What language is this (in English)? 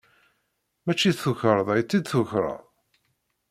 Kabyle